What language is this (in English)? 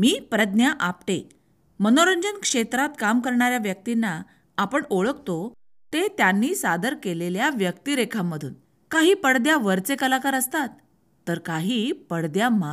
Marathi